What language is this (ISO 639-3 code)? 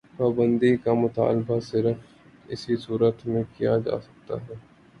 urd